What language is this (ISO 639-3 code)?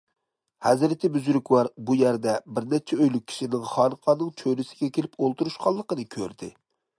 uig